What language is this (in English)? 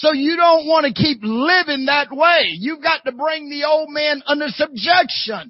English